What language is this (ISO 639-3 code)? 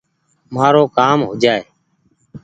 gig